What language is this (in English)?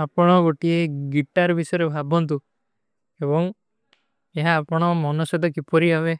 Kui (India)